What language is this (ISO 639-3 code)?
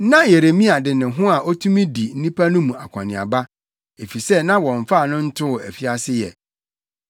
aka